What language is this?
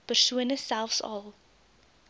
Afrikaans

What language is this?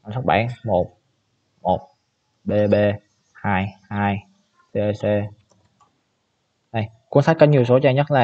Vietnamese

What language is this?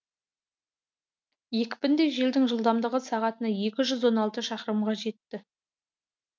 Kazakh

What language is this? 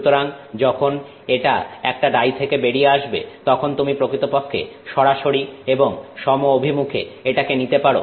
Bangla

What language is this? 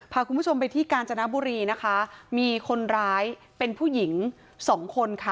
Thai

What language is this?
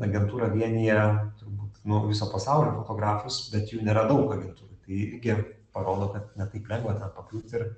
Lithuanian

